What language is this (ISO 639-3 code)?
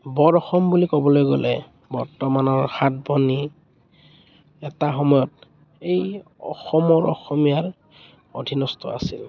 asm